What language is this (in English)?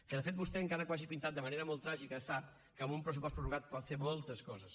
Catalan